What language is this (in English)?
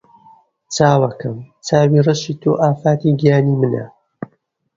Central Kurdish